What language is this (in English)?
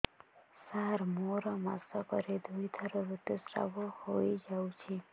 Odia